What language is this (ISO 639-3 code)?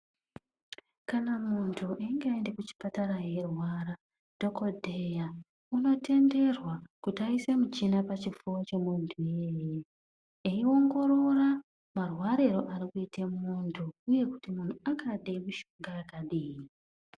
ndc